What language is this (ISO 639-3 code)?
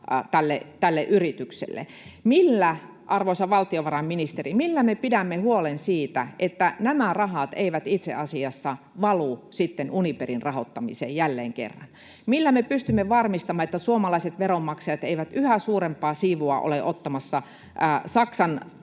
fin